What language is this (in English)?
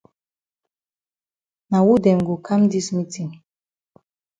Cameroon Pidgin